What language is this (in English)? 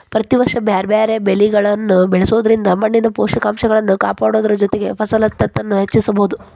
Kannada